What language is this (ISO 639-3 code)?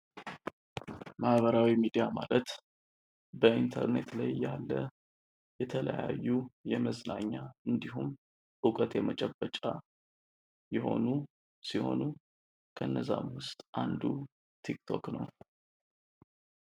amh